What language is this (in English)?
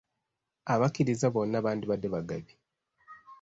Ganda